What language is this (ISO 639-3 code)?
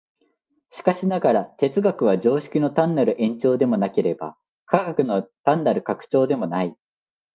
jpn